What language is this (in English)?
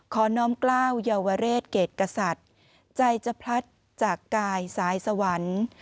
Thai